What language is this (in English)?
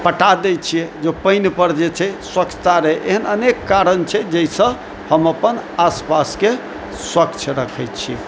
Maithili